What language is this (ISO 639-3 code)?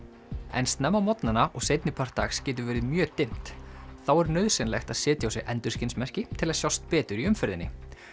isl